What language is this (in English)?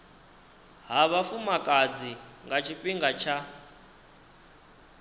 Venda